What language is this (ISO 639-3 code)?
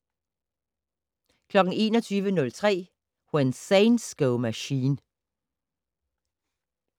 dan